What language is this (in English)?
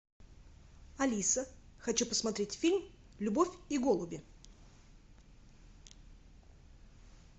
Russian